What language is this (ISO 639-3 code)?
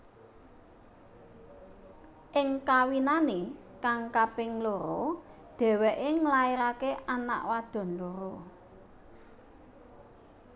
jav